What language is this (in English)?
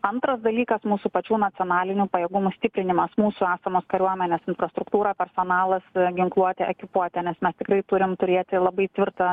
Lithuanian